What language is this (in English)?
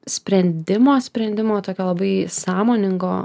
Lithuanian